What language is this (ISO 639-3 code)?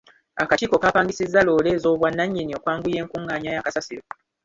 lug